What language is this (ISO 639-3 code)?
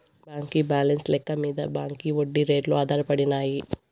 tel